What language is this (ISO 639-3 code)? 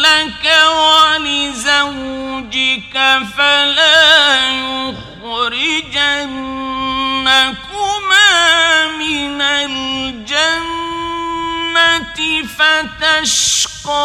ara